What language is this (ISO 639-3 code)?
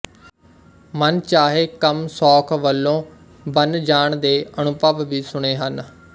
pan